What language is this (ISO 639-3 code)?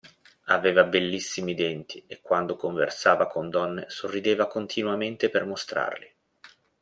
ita